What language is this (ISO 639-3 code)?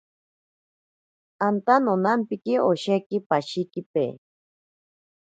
prq